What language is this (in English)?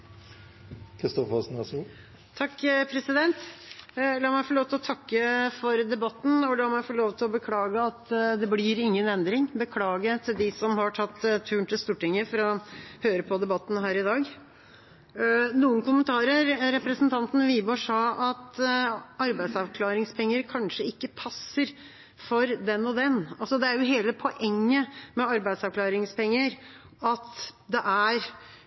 Norwegian Bokmål